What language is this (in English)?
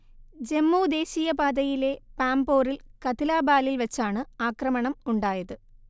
Malayalam